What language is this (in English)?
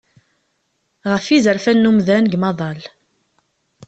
Kabyle